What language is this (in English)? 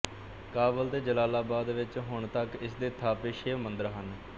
Punjabi